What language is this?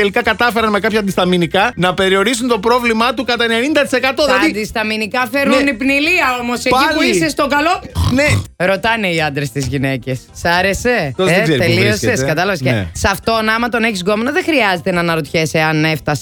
Greek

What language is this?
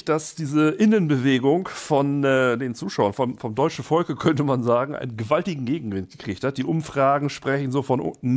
German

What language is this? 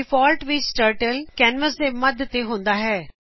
Punjabi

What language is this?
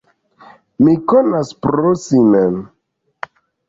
Esperanto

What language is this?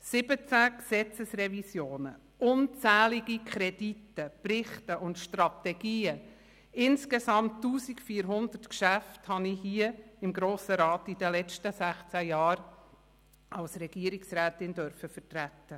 Swiss German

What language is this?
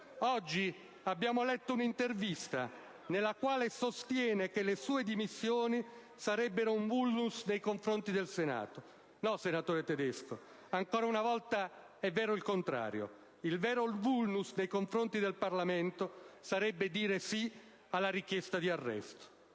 Italian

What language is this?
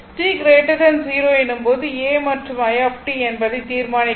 Tamil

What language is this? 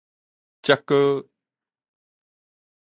Min Nan Chinese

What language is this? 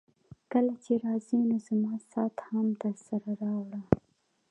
Pashto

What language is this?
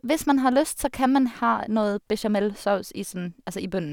Norwegian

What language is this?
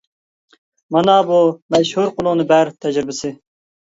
Uyghur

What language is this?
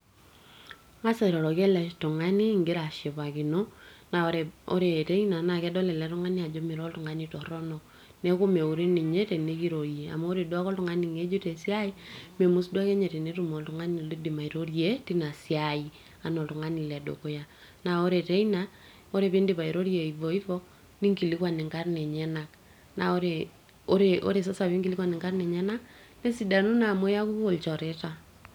Masai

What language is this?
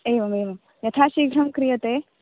Sanskrit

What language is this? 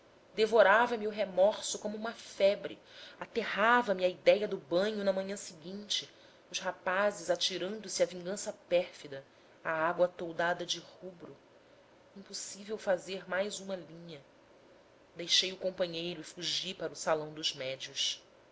Portuguese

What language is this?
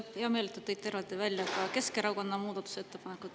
Estonian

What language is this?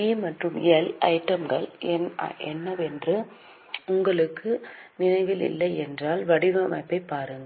Tamil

